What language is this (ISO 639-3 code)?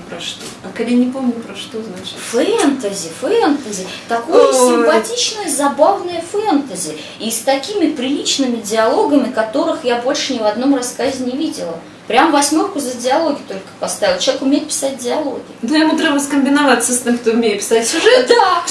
rus